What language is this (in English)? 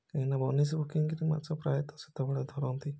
Odia